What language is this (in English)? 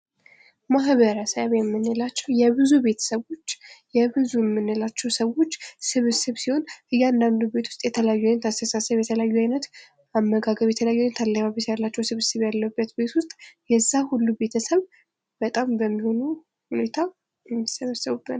Amharic